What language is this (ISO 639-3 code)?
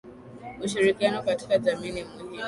swa